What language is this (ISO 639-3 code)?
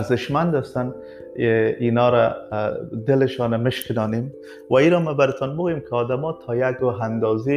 fas